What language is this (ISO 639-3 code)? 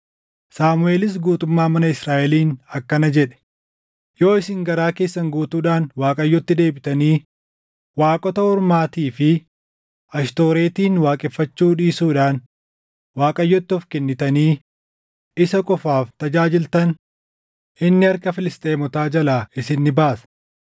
orm